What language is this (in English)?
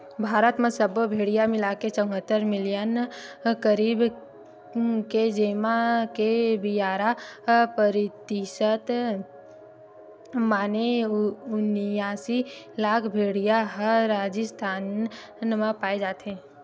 Chhattisgarhi